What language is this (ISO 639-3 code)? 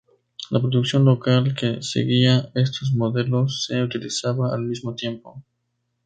spa